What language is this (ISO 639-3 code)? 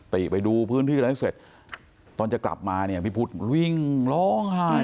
tha